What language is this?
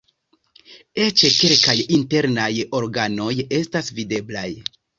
Esperanto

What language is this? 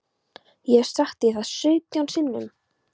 Icelandic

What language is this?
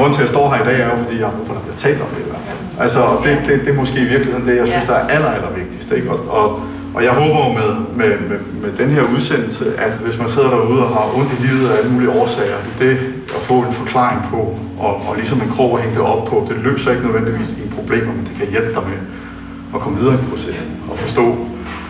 Danish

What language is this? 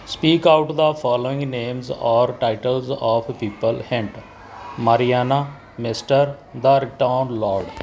Punjabi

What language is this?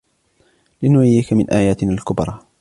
Arabic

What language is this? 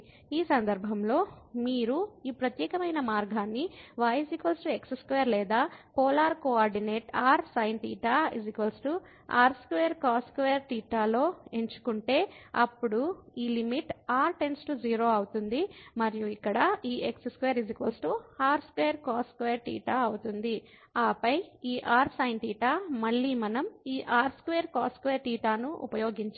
Telugu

